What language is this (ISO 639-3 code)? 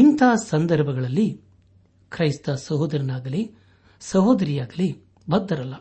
kan